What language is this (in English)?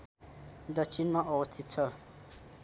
Nepali